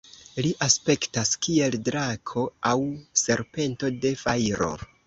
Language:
Esperanto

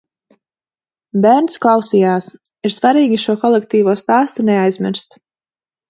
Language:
Latvian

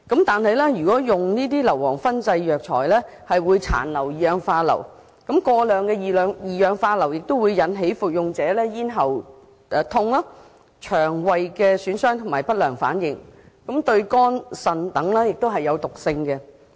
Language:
Cantonese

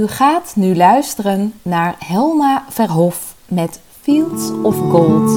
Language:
Dutch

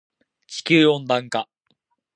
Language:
Japanese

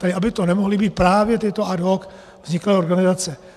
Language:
Czech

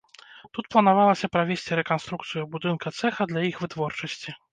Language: Belarusian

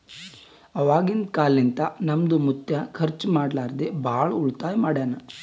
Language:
Kannada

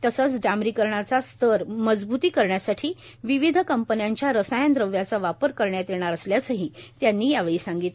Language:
Marathi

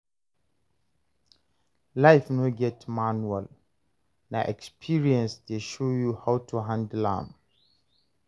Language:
Nigerian Pidgin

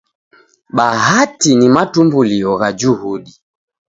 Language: Taita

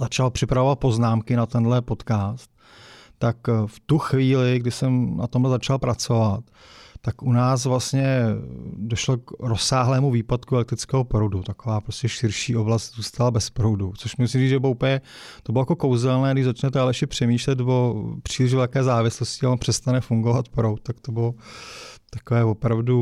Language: Czech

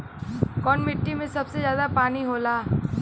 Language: Bhojpuri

